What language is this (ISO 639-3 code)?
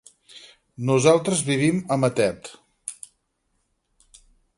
cat